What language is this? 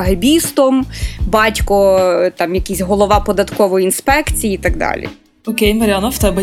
Ukrainian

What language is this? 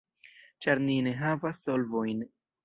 Esperanto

